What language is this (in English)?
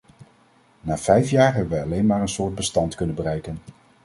Dutch